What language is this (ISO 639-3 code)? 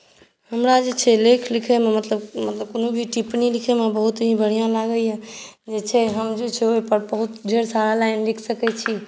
mai